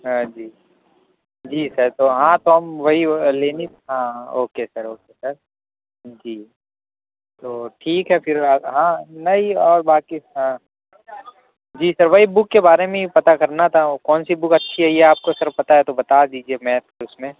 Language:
Urdu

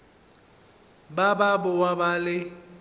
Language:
Northern Sotho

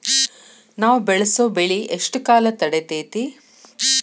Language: Kannada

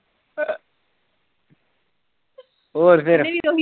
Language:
Punjabi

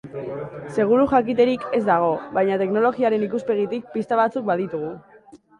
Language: Basque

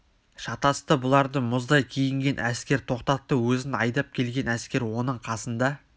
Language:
Kazakh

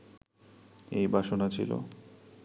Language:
Bangla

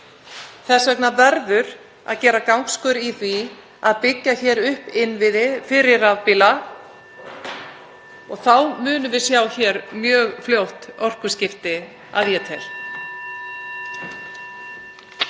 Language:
Icelandic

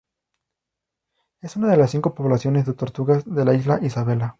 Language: Spanish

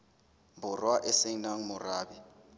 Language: Southern Sotho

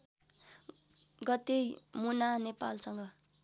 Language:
Nepali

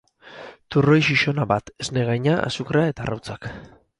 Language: Basque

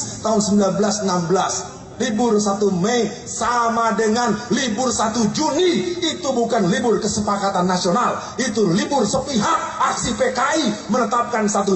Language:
Indonesian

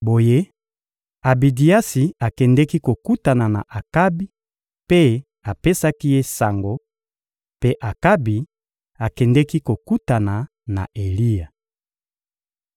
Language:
Lingala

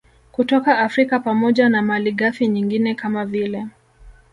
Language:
Swahili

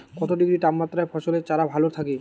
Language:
Bangla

